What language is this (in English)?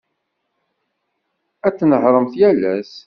Kabyle